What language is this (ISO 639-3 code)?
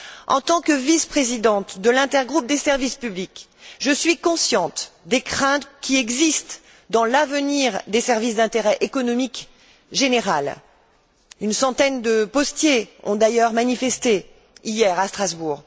fra